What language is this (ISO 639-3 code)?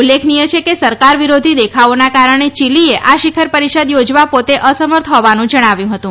guj